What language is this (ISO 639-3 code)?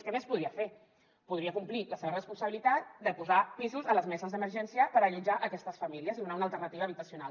cat